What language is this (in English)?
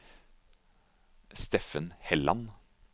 Norwegian